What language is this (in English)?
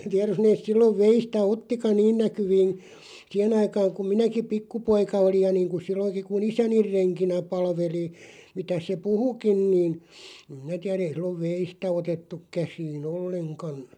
Finnish